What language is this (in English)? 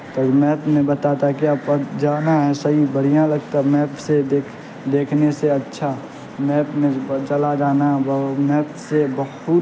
Urdu